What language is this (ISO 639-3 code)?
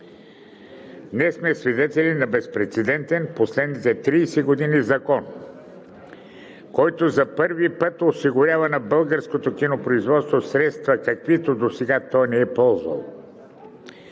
bul